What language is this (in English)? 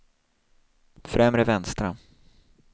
Swedish